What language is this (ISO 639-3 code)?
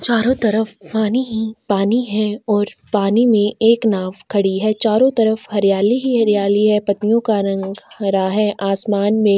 hin